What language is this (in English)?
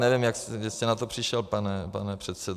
Czech